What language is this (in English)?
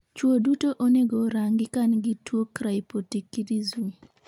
Luo (Kenya and Tanzania)